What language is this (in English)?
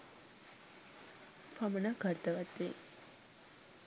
Sinhala